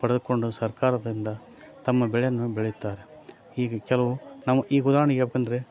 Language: Kannada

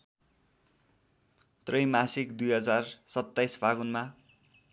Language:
Nepali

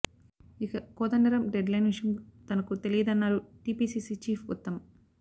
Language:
Telugu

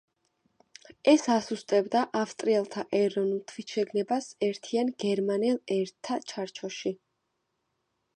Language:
Georgian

